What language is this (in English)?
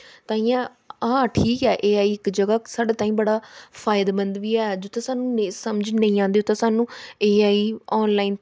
Dogri